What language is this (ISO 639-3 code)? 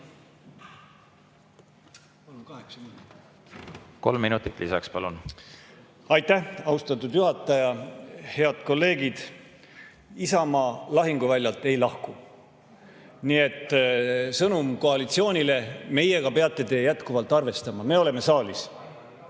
est